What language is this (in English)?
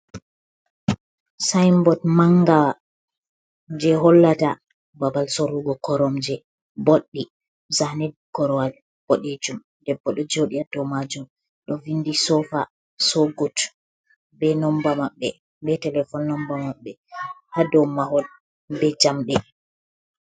Fula